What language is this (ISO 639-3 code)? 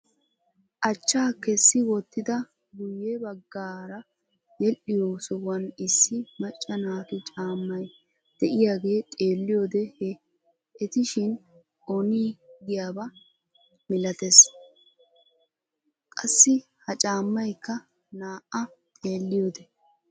wal